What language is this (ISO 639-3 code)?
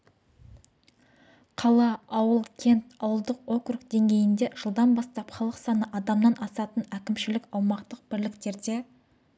kaz